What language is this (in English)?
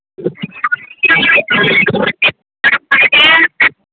Maithili